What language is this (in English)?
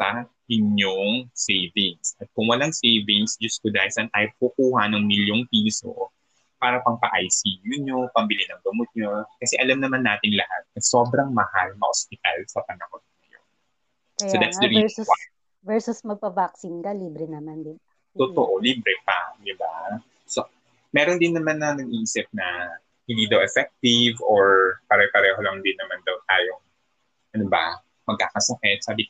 Filipino